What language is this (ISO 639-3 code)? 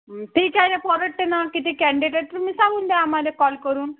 mar